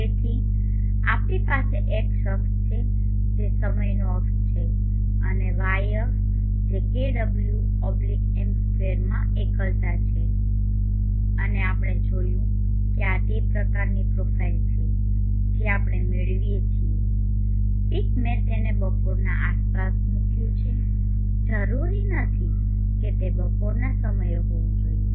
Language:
Gujarati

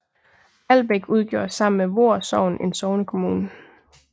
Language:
Danish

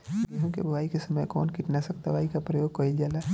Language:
Bhojpuri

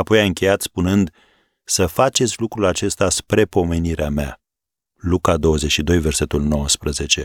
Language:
Romanian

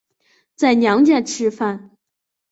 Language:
Chinese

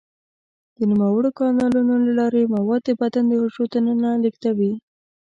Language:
Pashto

